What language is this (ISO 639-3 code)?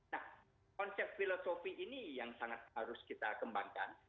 ind